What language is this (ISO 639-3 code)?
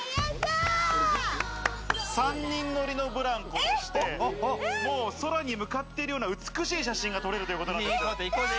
jpn